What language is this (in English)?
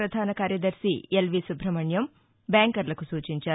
Telugu